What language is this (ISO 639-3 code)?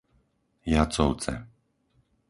slk